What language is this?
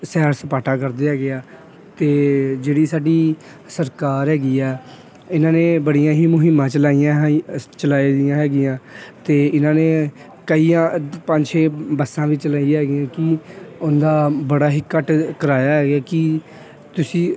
Punjabi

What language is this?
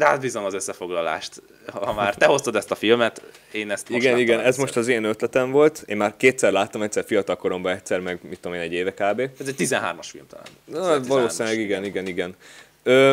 Hungarian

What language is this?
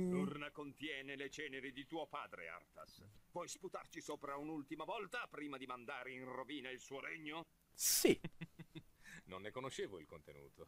Italian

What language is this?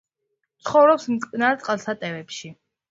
Georgian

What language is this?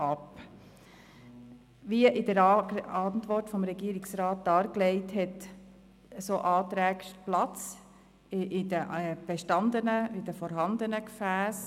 Swiss German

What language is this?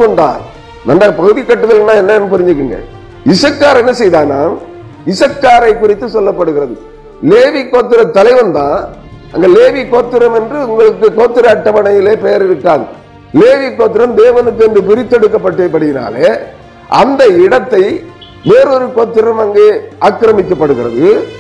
Tamil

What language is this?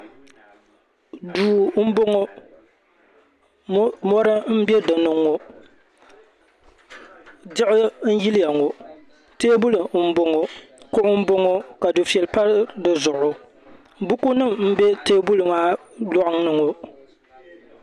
Dagbani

